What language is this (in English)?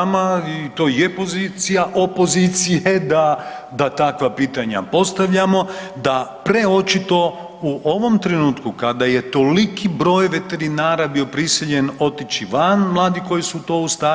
Croatian